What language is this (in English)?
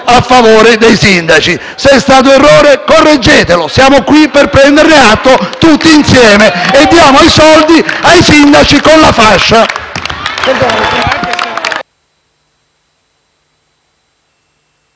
Italian